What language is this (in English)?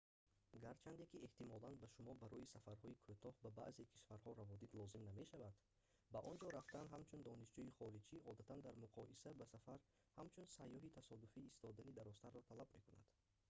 Tajik